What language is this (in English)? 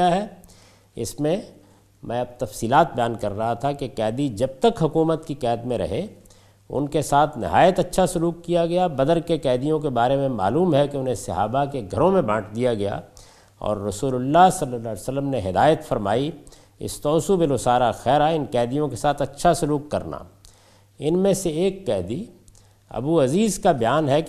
Urdu